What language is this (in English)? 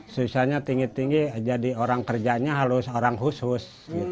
Indonesian